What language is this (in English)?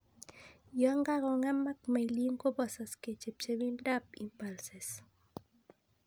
Kalenjin